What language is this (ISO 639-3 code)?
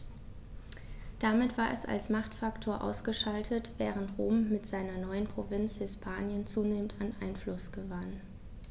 deu